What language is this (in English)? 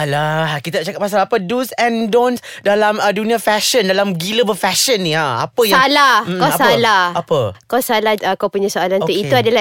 Malay